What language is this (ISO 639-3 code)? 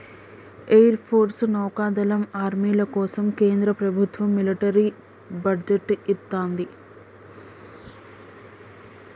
tel